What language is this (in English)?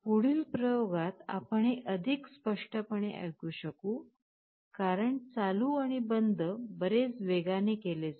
Marathi